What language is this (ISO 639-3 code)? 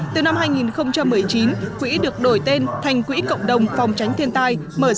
vie